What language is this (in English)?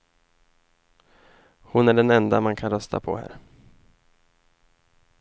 Swedish